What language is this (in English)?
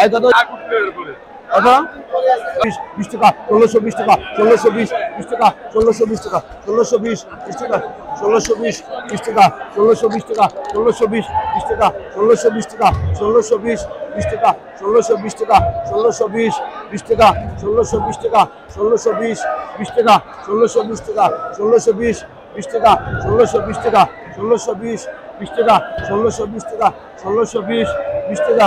Bangla